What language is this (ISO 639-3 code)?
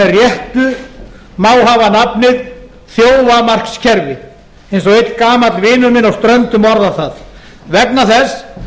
isl